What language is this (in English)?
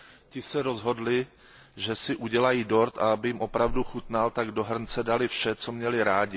Czech